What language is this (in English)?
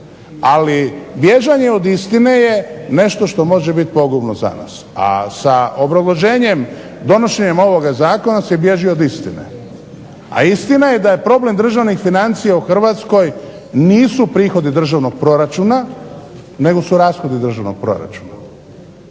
Croatian